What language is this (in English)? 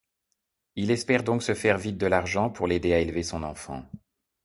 French